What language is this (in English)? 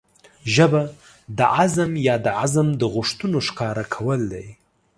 Pashto